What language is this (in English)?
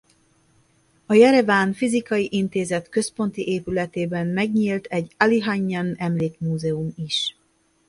Hungarian